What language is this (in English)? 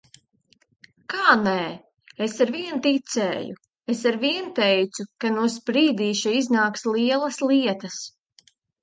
Latvian